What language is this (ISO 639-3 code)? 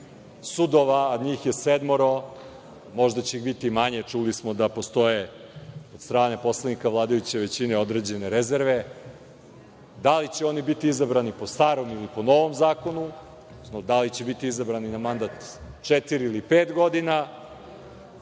srp